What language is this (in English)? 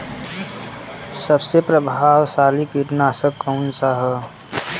Bhojpuri